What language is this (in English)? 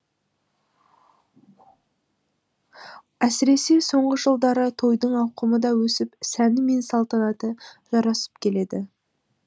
Kazakh